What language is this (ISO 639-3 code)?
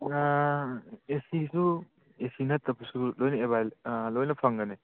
mni